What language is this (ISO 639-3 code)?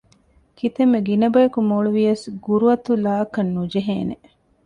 div